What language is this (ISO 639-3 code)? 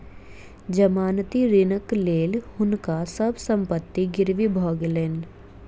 mai